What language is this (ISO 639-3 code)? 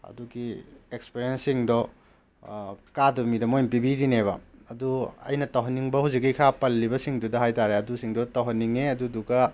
mni